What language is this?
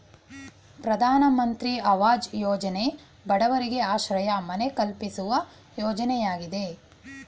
Kannada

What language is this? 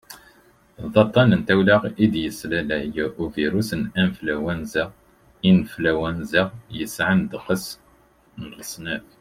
Kabyle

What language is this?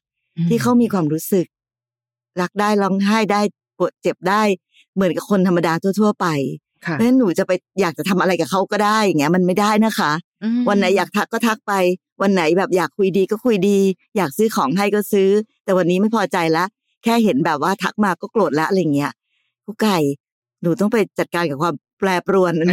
Thai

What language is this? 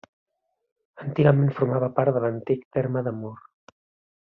Catalan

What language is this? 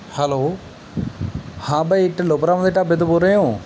Punjabi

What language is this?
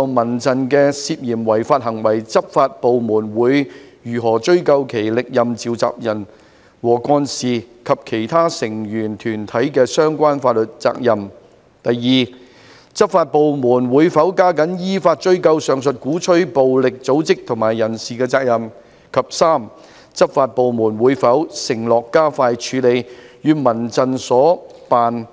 Cantonese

